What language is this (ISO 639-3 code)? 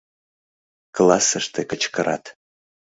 chm